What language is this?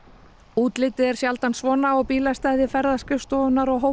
Icelandic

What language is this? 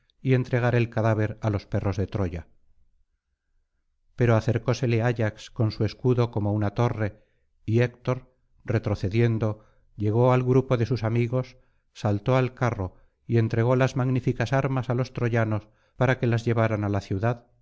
Spanish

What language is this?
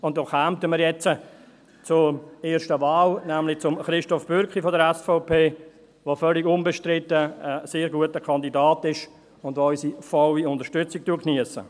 Swiss German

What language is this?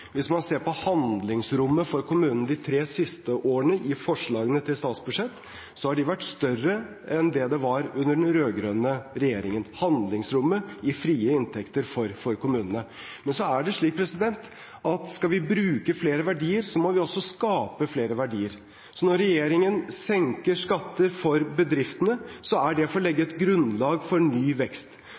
Norwegian Bokmål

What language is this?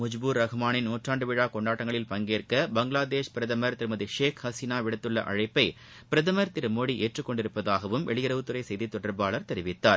Tamil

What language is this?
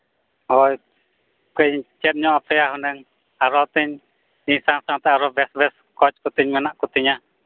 Santali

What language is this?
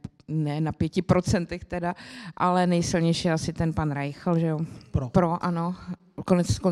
Czech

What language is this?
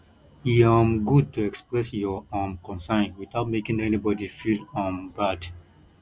Nigerian Pidgin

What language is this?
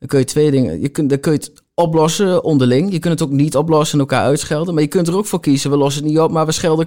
Dutch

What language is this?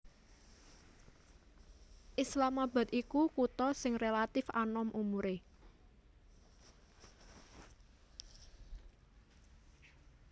Javanese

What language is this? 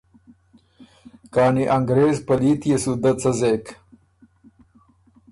Ormuri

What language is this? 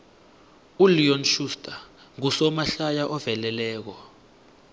South Ndebele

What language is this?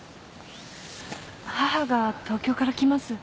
Japanese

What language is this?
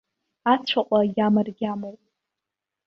Abkhazian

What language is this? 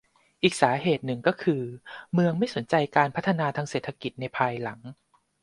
Thai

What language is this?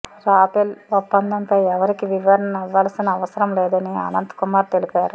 Telugu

